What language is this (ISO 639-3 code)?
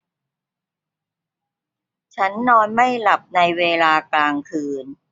tha